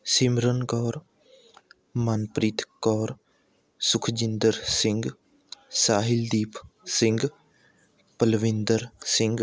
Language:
Punjabi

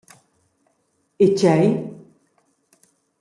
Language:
Romansh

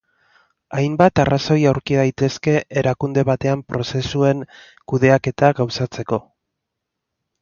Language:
Basque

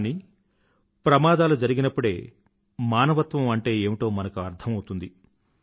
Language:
Telugu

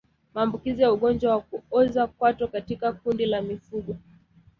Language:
Swahili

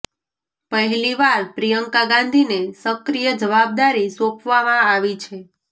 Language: Gujarati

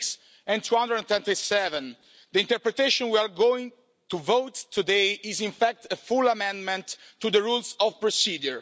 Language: English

